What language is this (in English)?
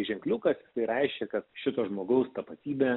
Lithuanian